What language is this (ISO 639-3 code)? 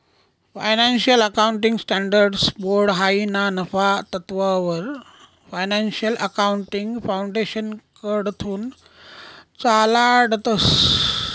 mar